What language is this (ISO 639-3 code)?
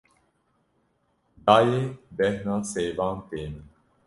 kur